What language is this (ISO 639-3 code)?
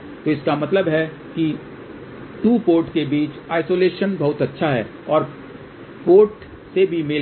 hin